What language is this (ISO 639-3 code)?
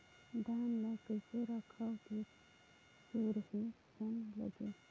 hne